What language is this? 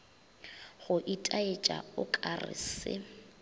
Northern Sotho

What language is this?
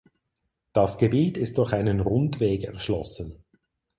German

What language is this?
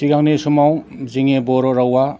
Bodo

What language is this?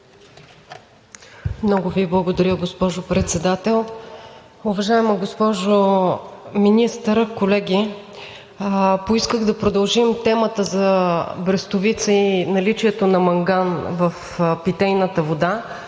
Bulgarian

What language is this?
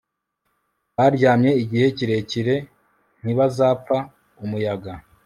Kinyarwanda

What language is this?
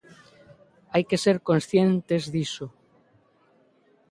Galician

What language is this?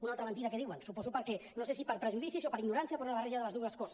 Catalan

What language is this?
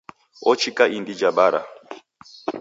Taita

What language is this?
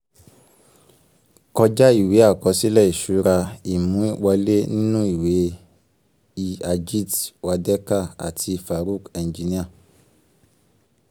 Yoruba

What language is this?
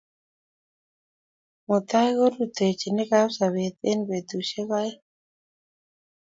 Kalenjin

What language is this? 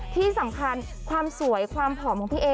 Thai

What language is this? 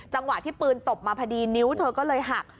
Thai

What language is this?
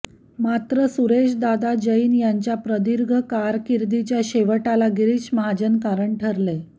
Marathi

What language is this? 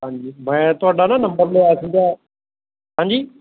Punjabi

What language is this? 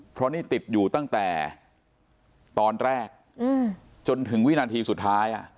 Thai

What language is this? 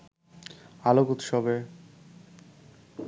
Bangla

